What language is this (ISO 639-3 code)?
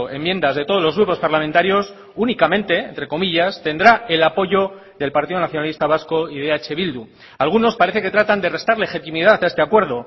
spa